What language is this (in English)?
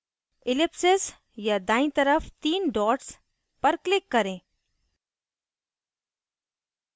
Hindi